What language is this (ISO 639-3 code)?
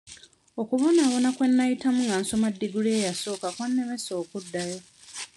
lug